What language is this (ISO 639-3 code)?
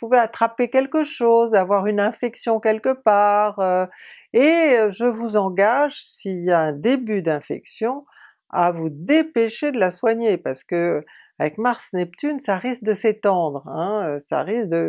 fra